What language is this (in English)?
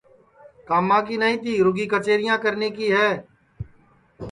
Sansi